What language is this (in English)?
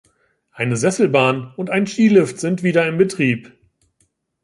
German